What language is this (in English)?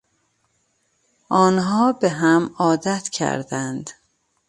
Persian